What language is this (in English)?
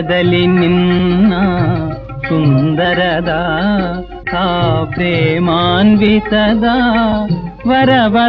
Kannada